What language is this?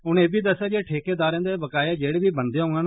Dogri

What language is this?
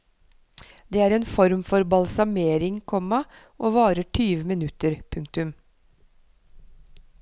Norwegian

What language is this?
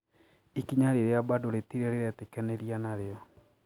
Kikuyu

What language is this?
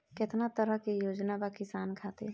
Bhojpuri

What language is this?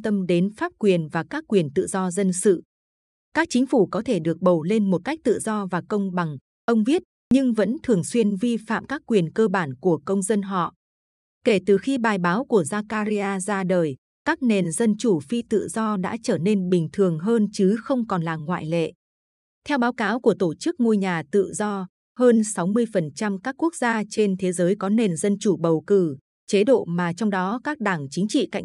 Vietnamese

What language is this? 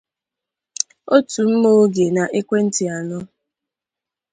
Igbo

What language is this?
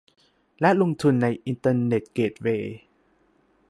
Thai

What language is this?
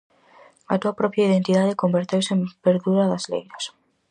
Galician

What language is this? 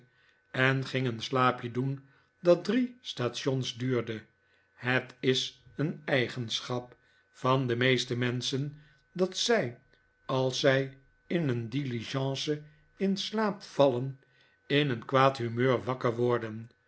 Dutch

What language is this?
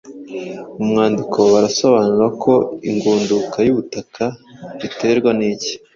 Kinyarwanda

